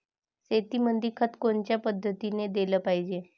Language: Marathi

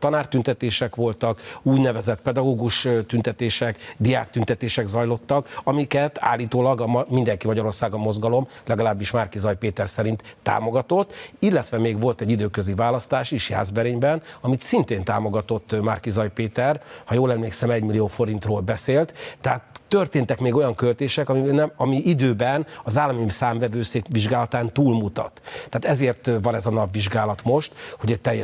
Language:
Hungarian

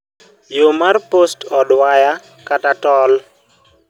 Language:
Luo (Kenya and Tanzania)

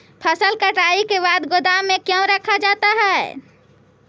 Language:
Magahi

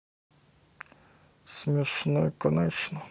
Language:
Russian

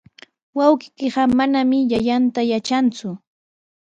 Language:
Sihuas Ancash Quechua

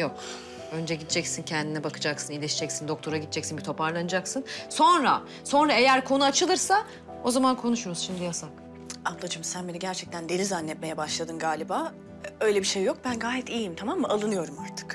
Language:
Turkish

